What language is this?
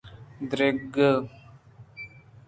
Eastern Balochi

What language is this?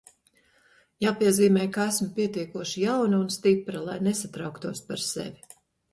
Latvian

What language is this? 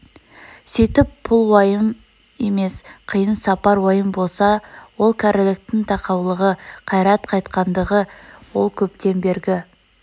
Kazakh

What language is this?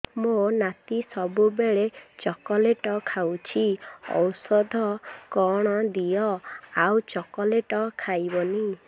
Odia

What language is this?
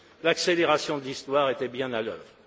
French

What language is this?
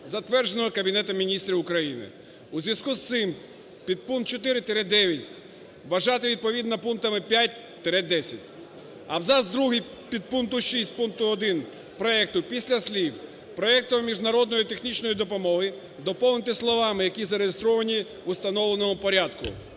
Ukrainian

